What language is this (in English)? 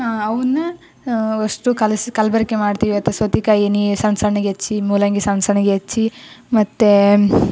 Kannada